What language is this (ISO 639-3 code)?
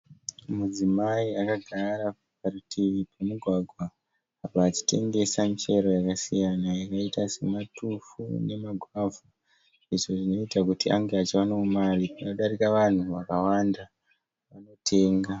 sna